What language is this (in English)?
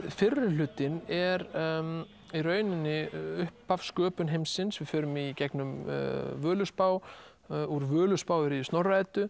Icelandic